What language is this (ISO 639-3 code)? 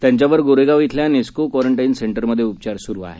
mar